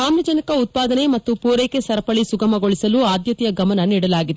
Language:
Kannada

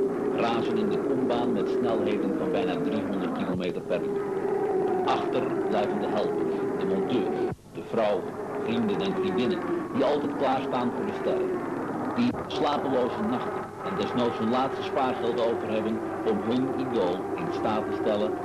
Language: Dutch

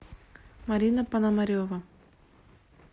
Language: Russian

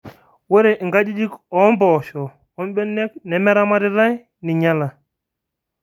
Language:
Masai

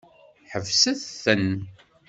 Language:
Kabyle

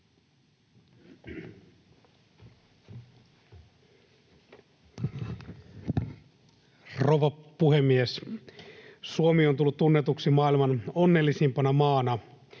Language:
Finnish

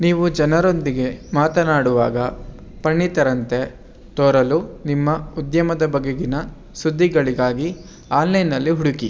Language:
Kannada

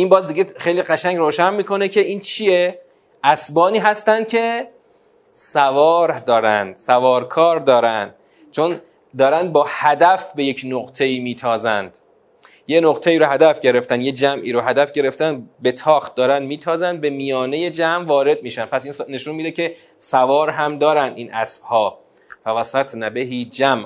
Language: Persian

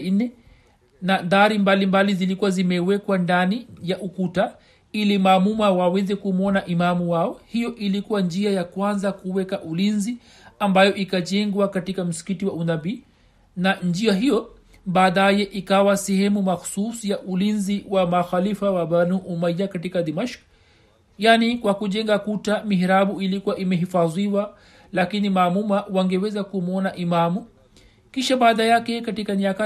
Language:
Swahili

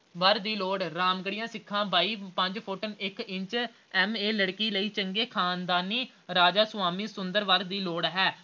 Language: Punjabi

